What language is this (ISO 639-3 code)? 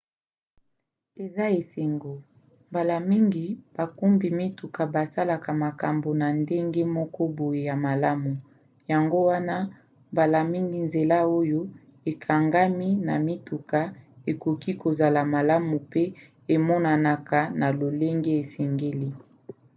lin